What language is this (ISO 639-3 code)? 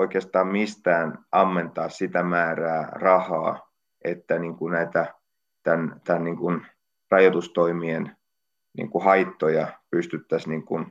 fin